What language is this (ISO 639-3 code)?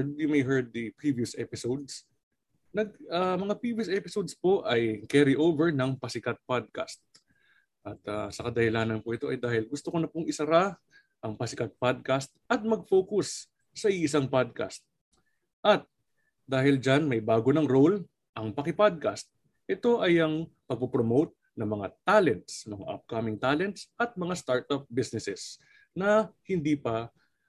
fil